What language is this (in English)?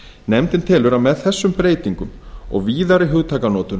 Icelandic